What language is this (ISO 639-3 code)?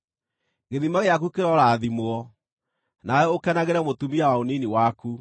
kik